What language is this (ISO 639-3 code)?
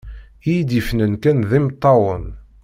kab